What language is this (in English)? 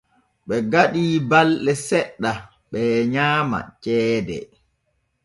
Borgu Fulfulde